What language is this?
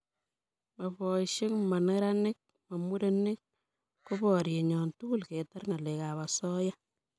Kalenjin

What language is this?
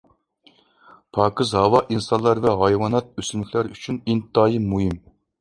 Uyghur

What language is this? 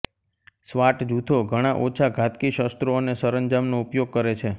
Gujarati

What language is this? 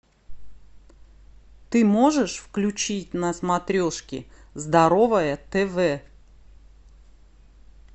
Russian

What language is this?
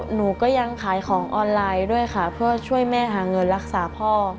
Thai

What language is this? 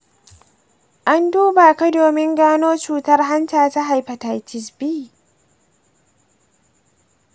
Hausa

